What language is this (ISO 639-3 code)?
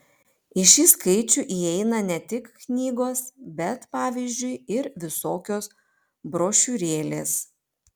lit